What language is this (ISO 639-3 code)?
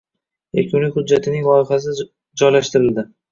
uzb